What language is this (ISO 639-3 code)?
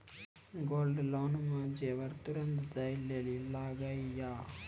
mai